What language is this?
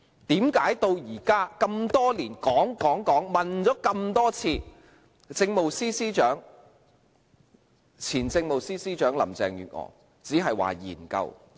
Cantonese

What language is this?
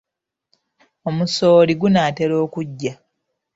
Ganda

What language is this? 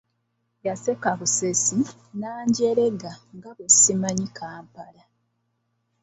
Ganda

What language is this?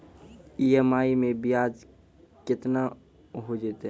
Maithili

